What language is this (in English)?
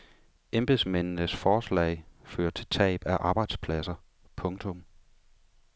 Danish